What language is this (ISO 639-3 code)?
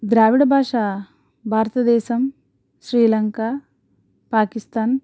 tel